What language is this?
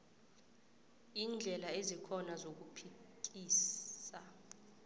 South Ndebele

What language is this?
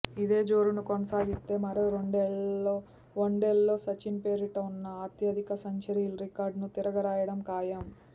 Telugu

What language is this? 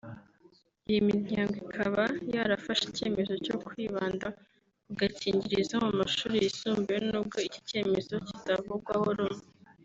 Kinyarwanda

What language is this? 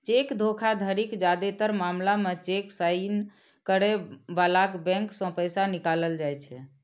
Maithili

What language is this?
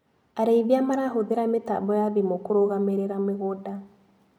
Kikuyu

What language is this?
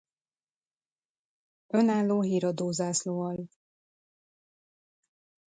Hungarian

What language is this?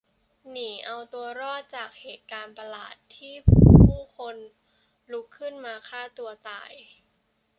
Thai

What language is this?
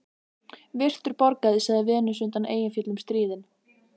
Icelandic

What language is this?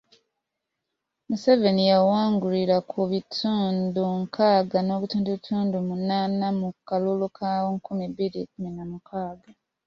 Ganda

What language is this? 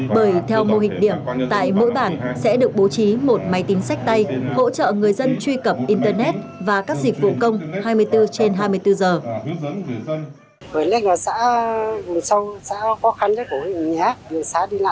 Vietnamese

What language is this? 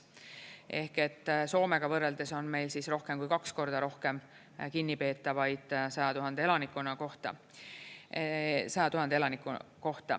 Estonian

